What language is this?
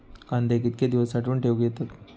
Marathi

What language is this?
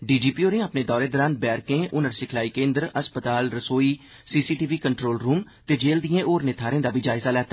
Dogri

